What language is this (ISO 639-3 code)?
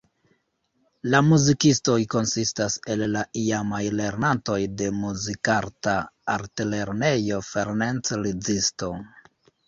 epo